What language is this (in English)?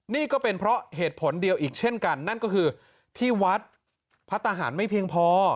Thai